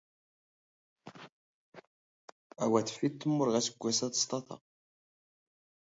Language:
Standard Moroccan Tamazight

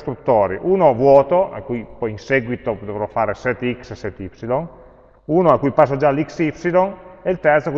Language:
Italian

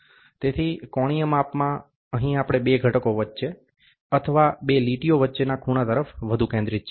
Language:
Gujarati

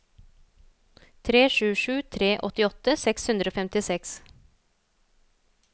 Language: Norwegian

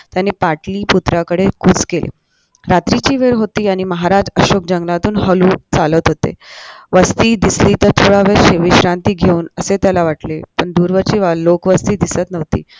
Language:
Marathi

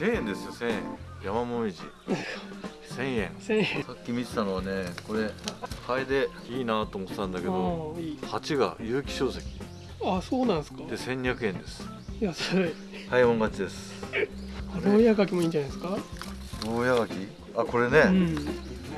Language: Japanese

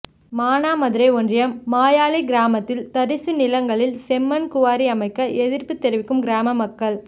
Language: Tamil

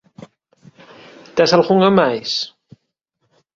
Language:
Galician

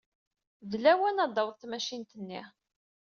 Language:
Kabyle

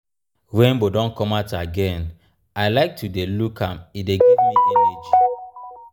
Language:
Nigerian Pidgin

